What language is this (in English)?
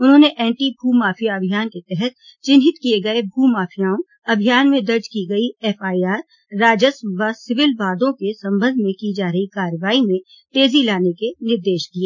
Hindi